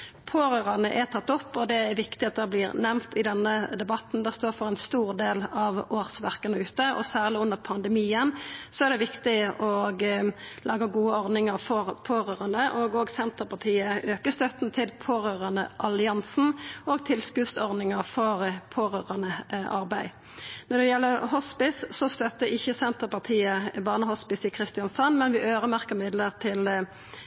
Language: Norwegian Nynorsk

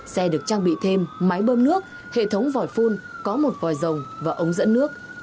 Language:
Vietnamese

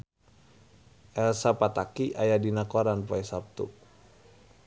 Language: Sundanese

